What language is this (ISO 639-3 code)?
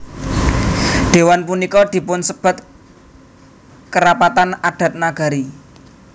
jav